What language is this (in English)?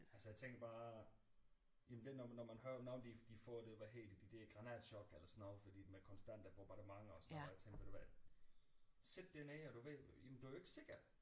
Danish